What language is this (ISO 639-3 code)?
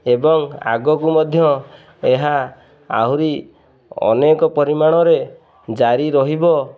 ori